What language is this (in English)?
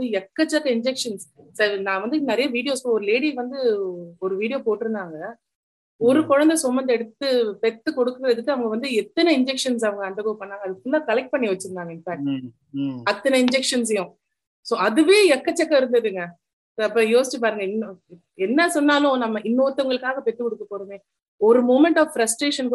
Tamil